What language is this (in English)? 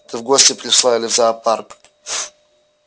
Russian